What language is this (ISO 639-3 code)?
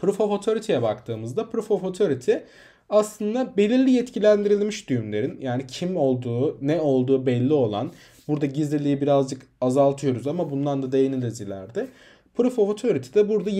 tur